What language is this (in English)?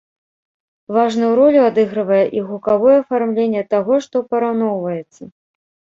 Belarusian